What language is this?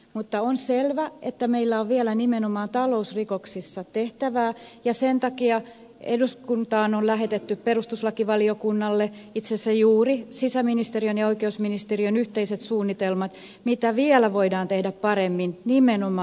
Finnish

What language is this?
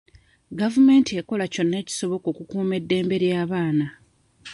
Ganda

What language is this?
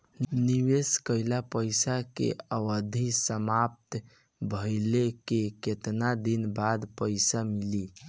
Bhojpuri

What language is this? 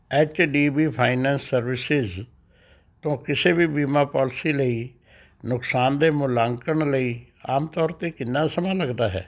Punjabi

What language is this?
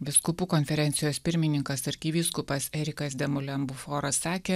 Lithuanian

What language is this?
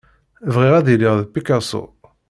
Kabyle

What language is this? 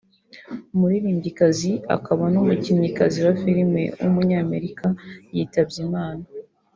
Kinyarwanda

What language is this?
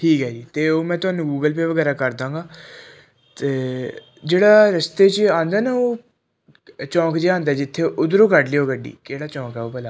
Punjabi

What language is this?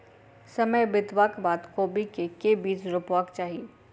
Maithili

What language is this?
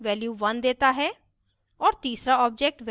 Hindi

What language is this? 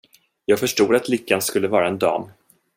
Swedish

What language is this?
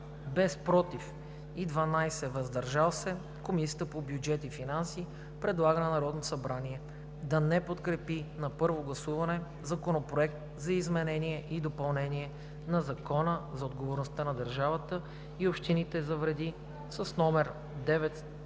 Bulgarian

